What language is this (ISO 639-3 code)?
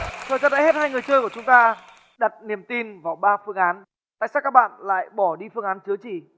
vie